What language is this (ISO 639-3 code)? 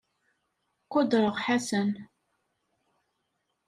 kab